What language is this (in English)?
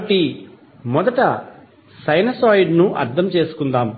Telugu